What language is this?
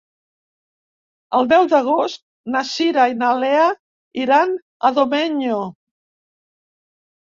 Catalan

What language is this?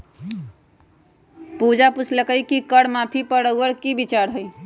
Magahi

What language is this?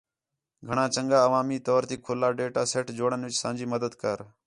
Khetrani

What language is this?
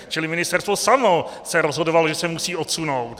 Czech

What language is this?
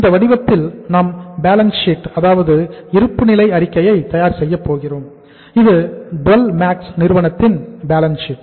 Tamil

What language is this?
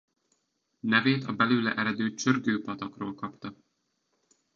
Hungarian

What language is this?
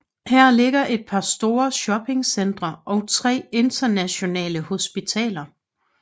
Danish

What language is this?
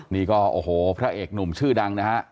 Thai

